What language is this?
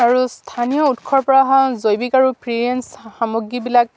Assamese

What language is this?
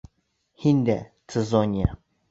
Bashkir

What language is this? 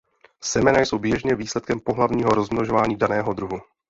Czech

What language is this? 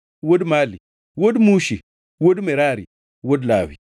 Luo (Kenya and Tanzania)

